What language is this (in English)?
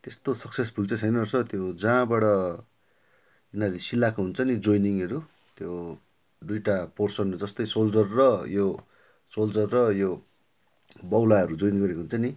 Nepali